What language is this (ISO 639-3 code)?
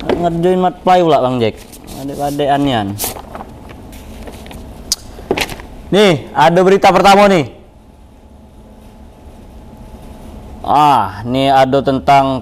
ind